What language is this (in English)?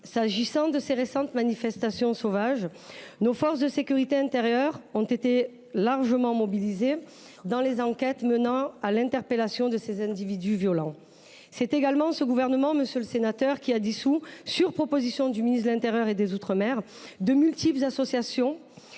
French